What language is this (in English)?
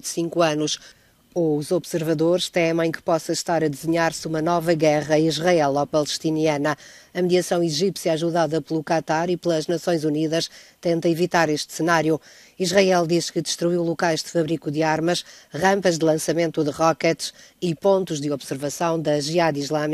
Portuguese